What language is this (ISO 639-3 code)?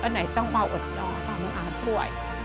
tha